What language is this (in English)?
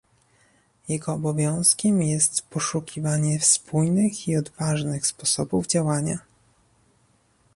Polish